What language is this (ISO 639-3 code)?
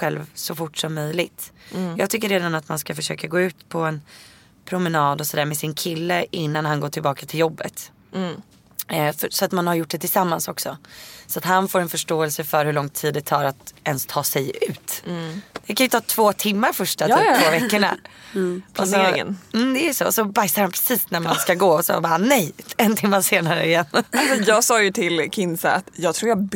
swe